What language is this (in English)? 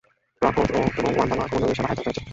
Bangla